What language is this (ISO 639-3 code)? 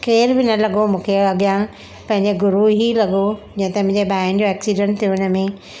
snd